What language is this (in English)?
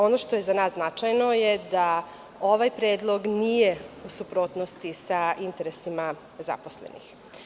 Serbian